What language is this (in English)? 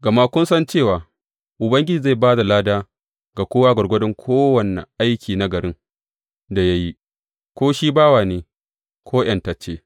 Hausa